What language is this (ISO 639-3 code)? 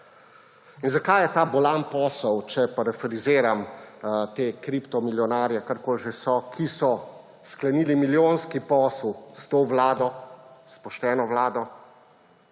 slv